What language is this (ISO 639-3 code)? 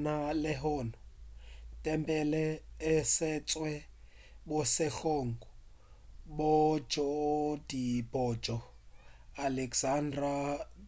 nso